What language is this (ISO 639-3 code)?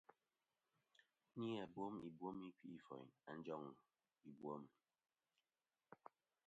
bkm